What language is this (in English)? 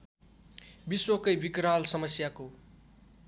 Nepali